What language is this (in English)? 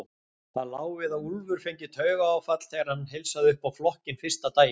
Icelandic